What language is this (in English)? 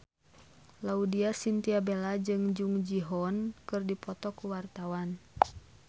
Sundanese